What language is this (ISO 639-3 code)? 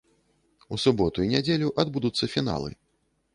bel